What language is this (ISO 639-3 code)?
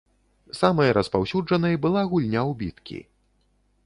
bel